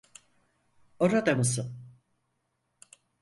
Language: Turkish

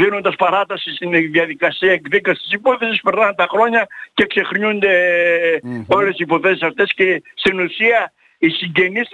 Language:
Greek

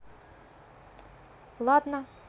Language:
Russian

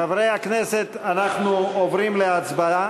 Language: Hebrew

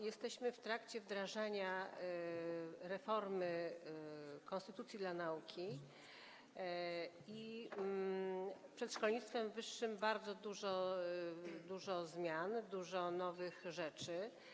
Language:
Polish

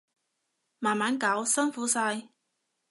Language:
Cantonese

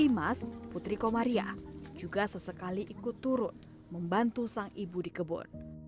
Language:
Indonesian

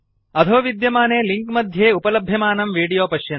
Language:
Sanskrit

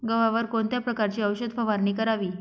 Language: Marathi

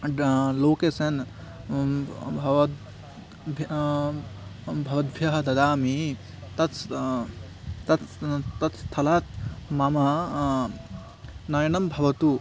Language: Sanskrit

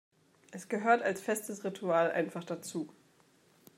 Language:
German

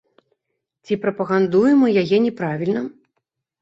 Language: Belarusian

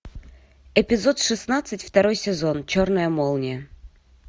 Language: Russian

